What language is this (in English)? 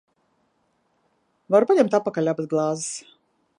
Latvian